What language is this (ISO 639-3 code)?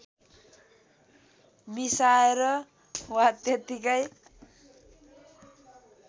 nep